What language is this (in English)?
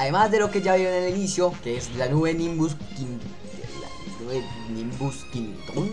Spanish